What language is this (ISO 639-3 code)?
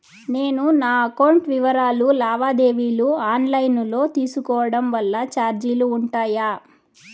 tel